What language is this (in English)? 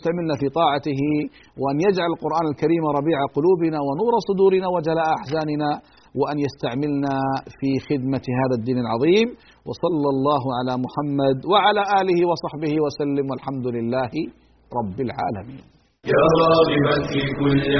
Arabic